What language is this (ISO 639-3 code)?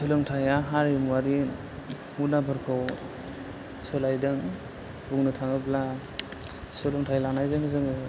brx